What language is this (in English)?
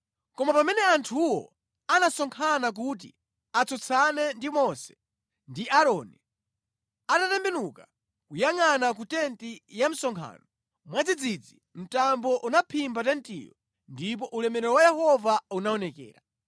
Nyanja